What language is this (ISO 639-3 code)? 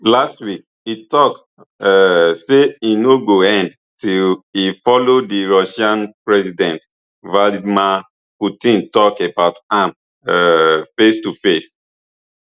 pcm